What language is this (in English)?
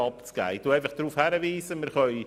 Swiss German